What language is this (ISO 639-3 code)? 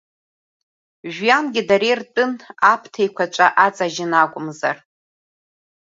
abk